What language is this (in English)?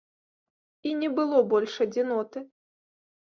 Belarusian